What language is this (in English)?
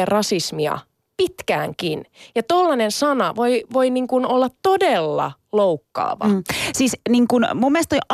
Finnish